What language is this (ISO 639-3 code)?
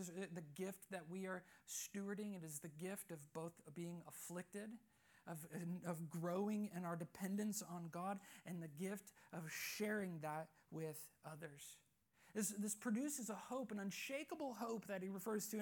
eng